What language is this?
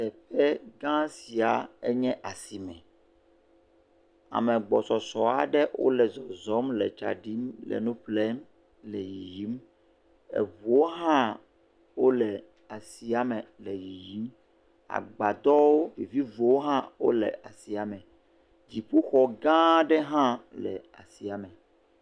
Ewe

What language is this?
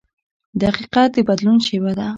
Pashto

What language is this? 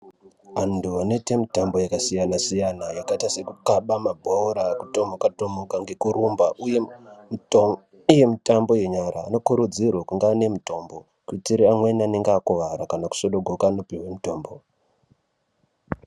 Ndau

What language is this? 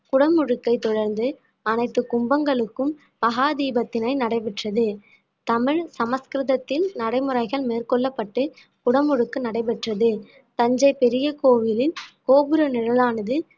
Tamil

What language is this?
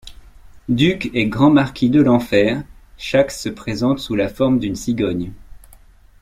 French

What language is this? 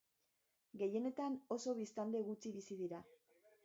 Basque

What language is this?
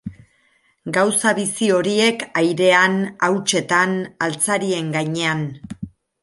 Basque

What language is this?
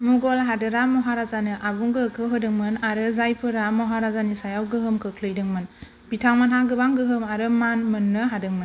Bodo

